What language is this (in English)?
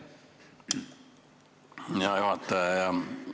Estonian